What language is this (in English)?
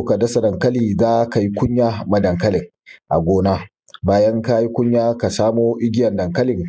Hausa